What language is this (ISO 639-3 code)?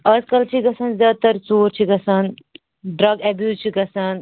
kas